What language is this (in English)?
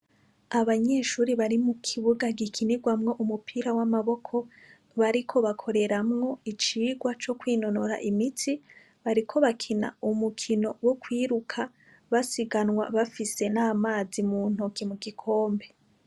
Rundi